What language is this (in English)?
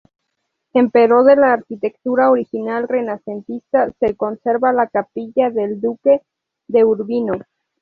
Spanish